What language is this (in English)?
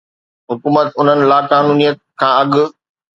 Sindhi